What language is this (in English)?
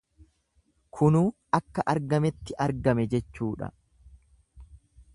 Oromo